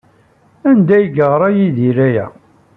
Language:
Kabyle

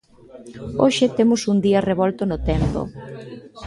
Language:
Galician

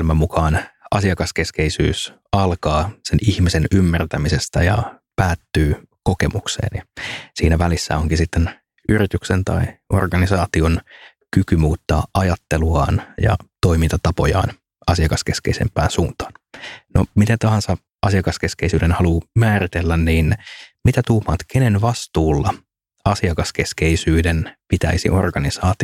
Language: Finnish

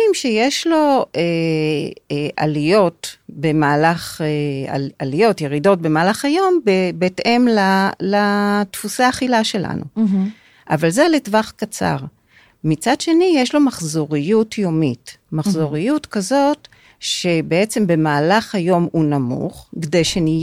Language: Hebrew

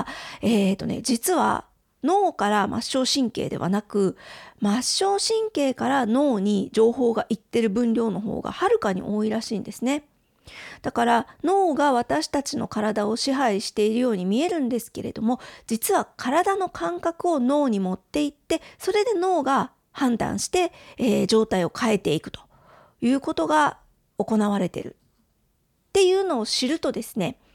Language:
Japanese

